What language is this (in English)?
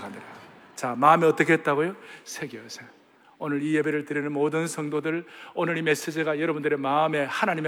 Korean